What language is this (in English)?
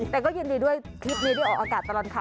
Thai